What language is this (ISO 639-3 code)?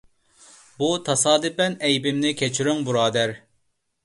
uig